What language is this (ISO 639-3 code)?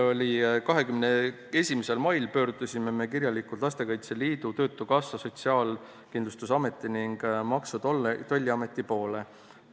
est